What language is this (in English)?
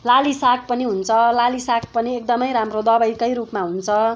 Nepali